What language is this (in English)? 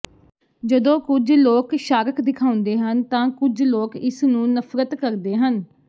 Punjabi